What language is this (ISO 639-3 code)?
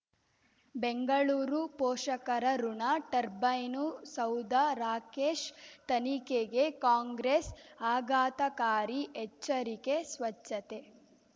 kan